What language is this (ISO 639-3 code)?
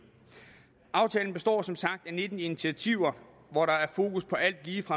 dan